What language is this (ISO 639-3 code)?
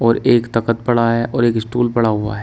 hin